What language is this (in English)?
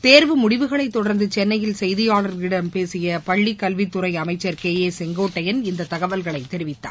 Tamil